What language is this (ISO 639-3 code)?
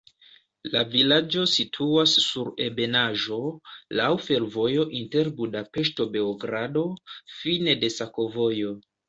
epo